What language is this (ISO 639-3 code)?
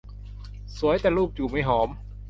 tha